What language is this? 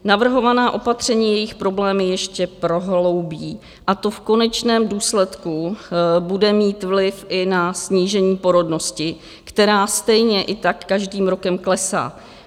Czech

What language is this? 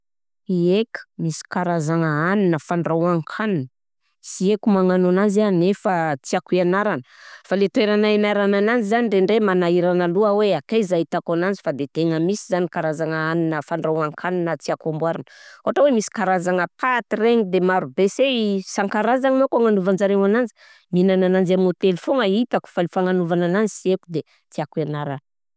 Southern Betsimisaraka Malagasy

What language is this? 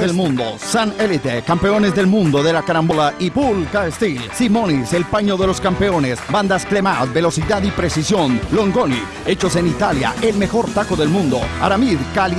Spanish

